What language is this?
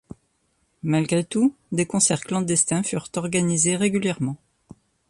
French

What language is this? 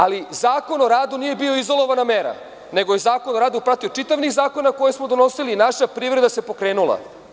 Serbian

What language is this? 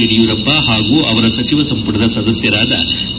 Kannada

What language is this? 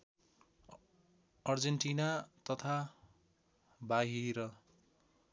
Nepali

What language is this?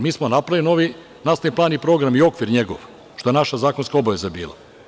Serbian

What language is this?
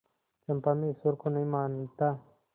Hindi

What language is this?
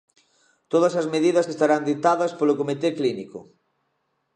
Galician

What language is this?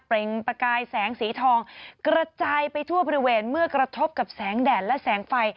Thai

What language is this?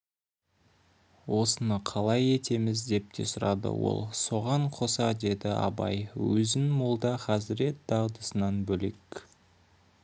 Kazakh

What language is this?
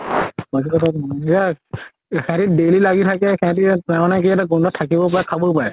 Assamese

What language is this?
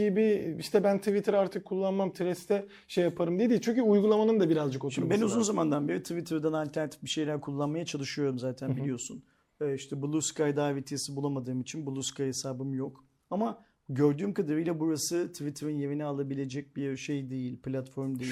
Turkish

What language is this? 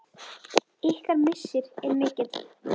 Icelandic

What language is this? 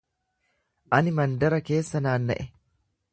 Oromo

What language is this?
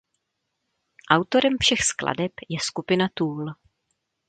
Czech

